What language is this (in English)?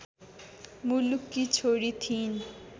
Nepali